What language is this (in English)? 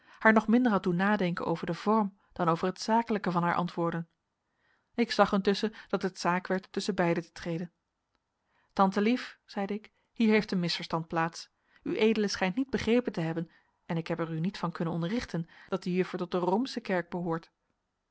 Dutch